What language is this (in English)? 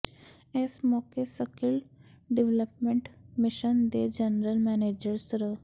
Punjabi